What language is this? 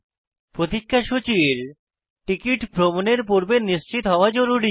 Bangla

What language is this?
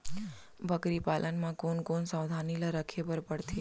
Chhattisgarhi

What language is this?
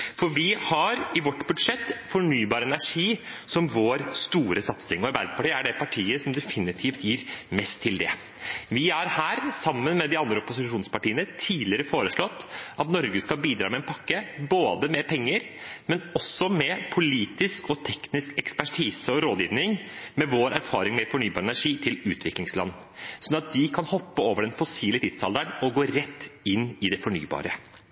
Norwegian Bokmål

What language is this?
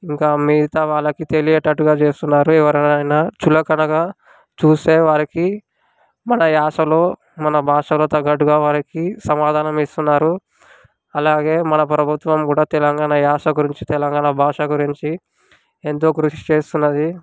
Telugu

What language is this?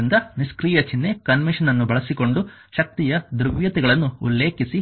Kannada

